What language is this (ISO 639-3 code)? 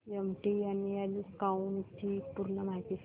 mar